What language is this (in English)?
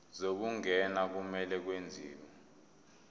Zulu